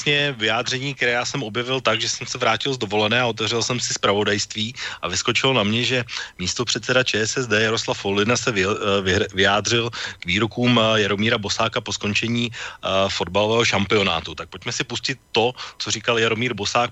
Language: Czech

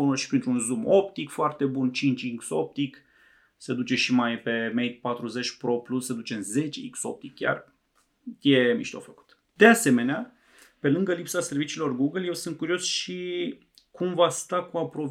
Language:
Romanian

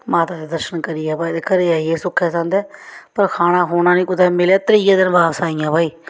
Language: Dogri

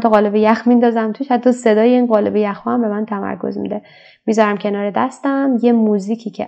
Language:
Persian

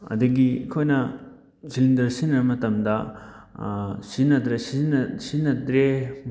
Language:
Manipuri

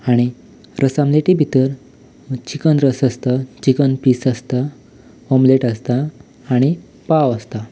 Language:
Konkani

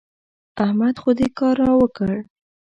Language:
Pashto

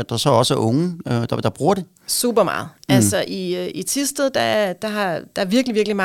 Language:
Danish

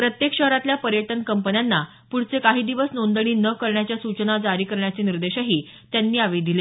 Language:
Marathi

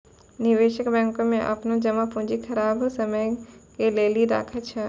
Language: Maithili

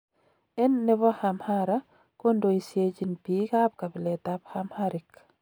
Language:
Kalenjin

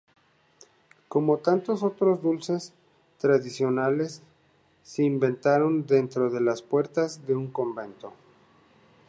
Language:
Spanish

